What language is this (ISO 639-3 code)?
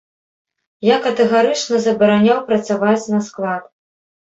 bel